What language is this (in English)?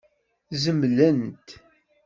Kabyle